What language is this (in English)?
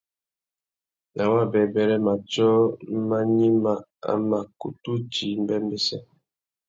Tuki